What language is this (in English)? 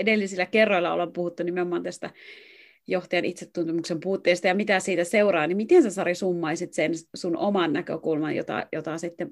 Finnish